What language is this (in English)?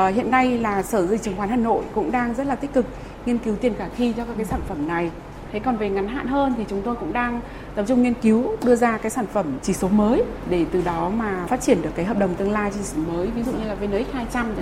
Vietnamese